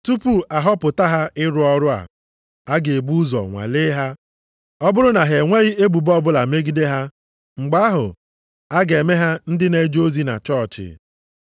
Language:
Igbo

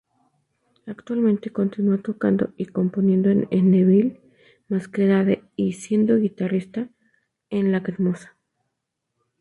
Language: Spanish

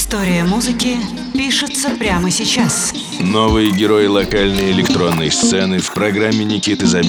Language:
Russian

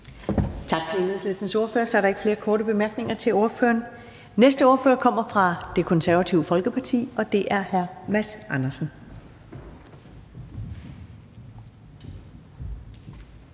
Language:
Danish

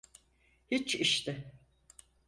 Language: Turkish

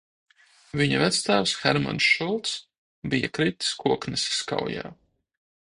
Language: Latvian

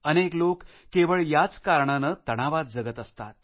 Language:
Marathi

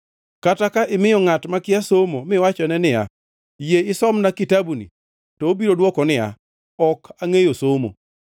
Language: Luo (Kenya and Tanzania)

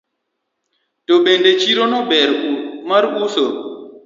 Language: Luo (Kenya and Tanzania)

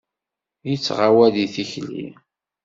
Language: Kabyle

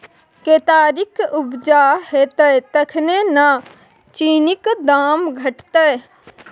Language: Maithili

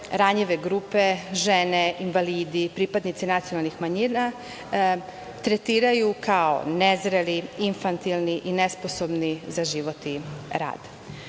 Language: Serbian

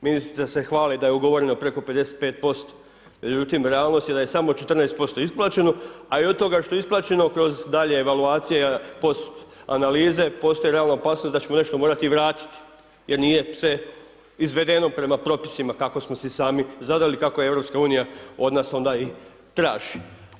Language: Croatian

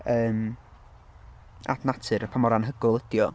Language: Welsh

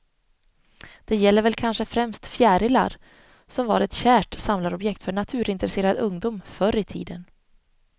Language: Swedish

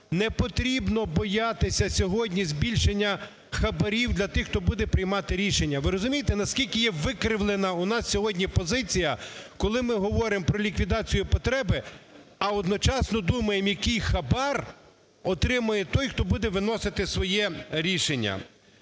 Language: Ukrainian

